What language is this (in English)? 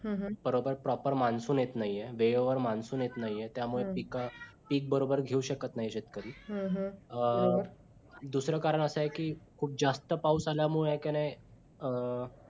Marathi